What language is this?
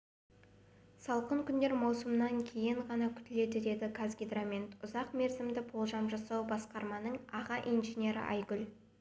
Kazakh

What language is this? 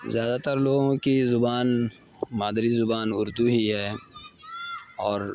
Urdu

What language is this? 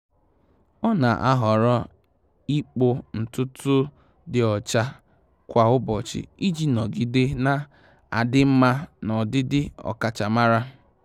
Igbo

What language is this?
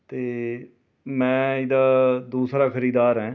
Punjabi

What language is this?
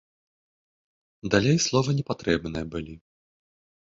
Belarusian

